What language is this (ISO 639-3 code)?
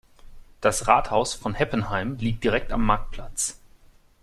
deu